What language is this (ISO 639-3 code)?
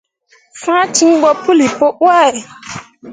mua